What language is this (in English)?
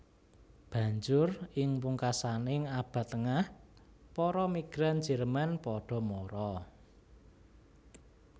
Javanese